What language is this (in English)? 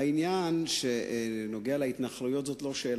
Hebrew